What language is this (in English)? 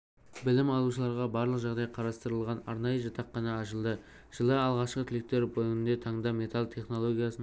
Kazakh